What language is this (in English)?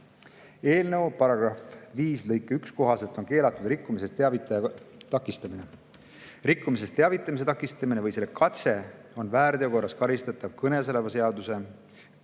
Estonian